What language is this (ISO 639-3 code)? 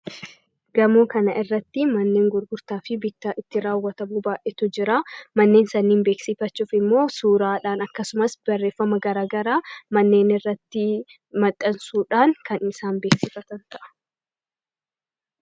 orm